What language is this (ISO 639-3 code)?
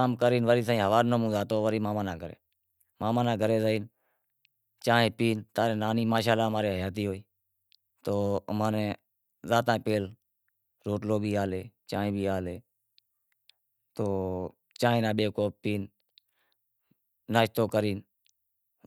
kxp